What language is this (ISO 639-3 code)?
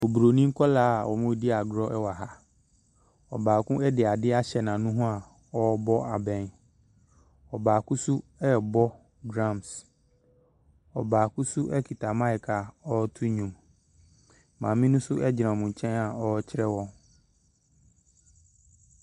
aka